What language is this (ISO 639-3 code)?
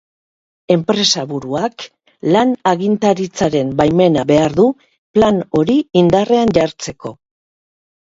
eus